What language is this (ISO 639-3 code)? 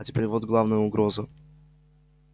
rus